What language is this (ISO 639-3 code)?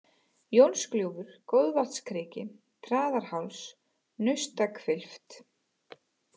isl